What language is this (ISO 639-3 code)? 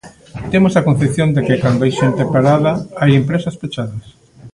glg